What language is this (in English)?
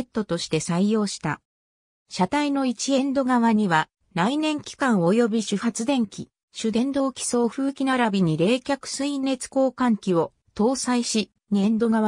Japanese